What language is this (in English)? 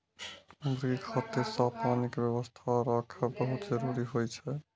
Maithili